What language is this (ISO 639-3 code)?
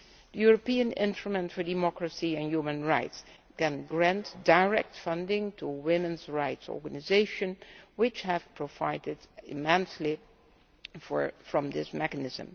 eng